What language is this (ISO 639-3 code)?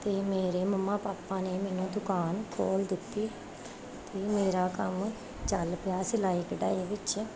pan